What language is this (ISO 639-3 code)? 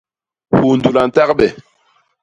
bas